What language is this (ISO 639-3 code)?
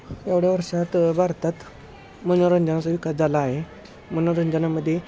mar